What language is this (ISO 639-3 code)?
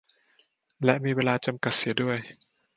tha